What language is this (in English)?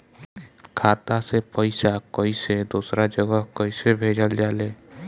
Bhojpuri